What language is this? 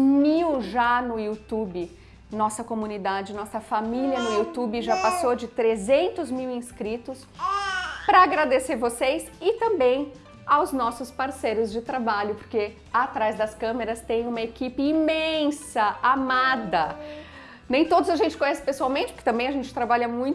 Portuguese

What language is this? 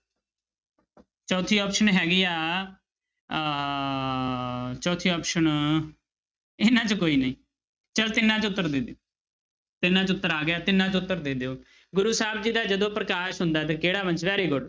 Punjabi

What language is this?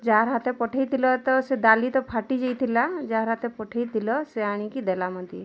Odia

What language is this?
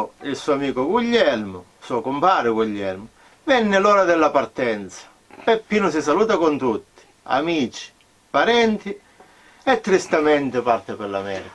Italian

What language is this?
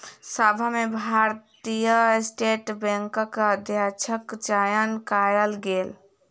Maithili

